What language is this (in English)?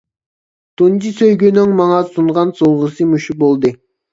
Uyghur